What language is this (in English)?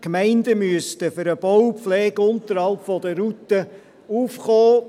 Swiss German